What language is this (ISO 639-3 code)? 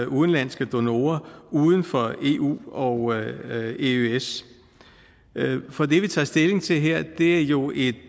dan